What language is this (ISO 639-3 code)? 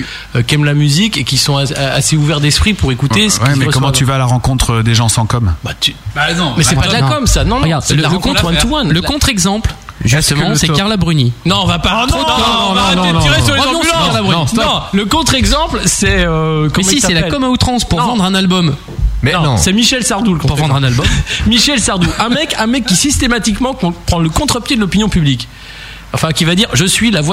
fra